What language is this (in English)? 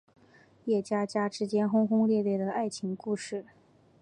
Chinese